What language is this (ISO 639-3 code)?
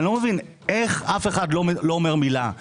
heb